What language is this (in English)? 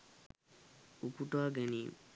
Sinhala